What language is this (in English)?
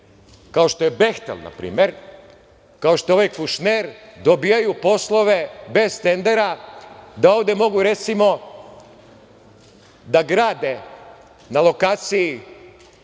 Serbian